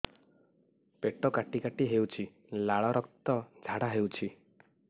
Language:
Odia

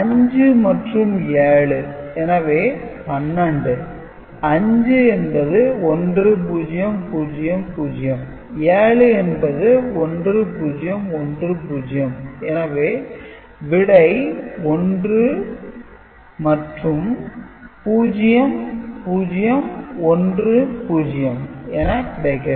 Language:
Tamil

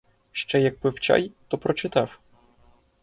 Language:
Ukrainian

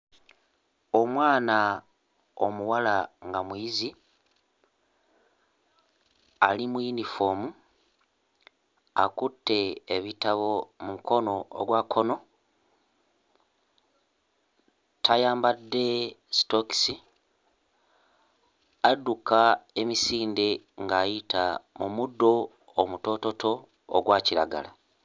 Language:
Ganda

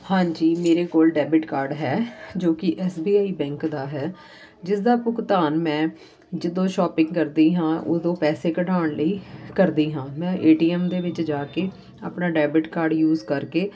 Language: Punjabi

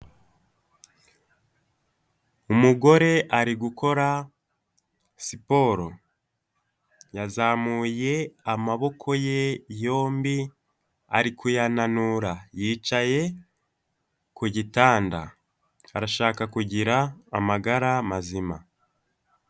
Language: Kinyarwanda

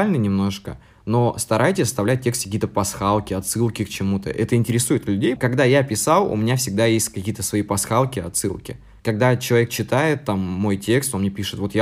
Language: Russian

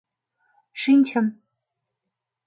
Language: Mari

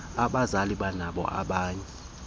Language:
Xhosa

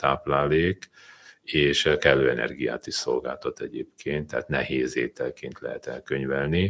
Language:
Hungarian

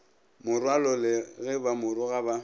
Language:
Northern Sotho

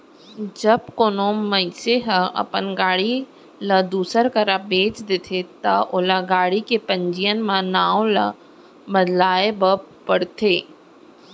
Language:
Chhattisgarhi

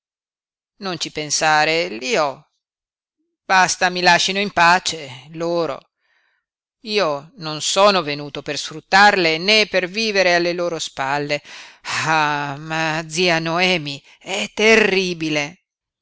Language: Italian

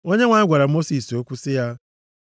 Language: Igbo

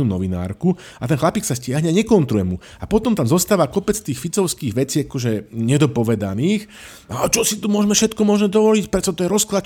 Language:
Slovak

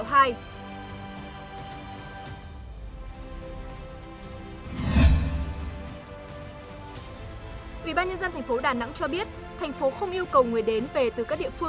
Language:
Vietnamese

